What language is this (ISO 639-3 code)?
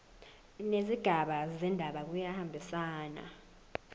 zul